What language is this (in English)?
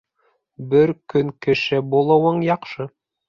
Bashkir